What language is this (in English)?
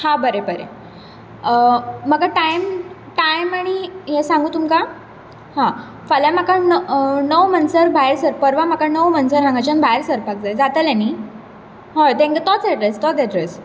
Konkani